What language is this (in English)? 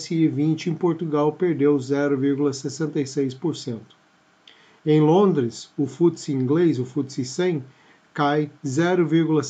Portuguese